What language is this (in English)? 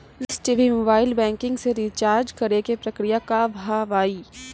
Maithili